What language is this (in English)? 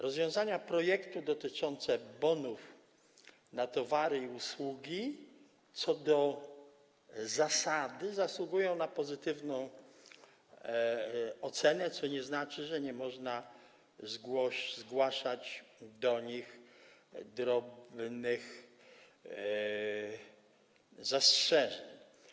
Polish